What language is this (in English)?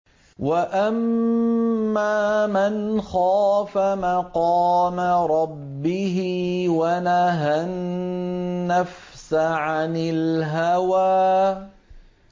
Arabic